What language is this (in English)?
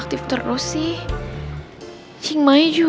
Indonesian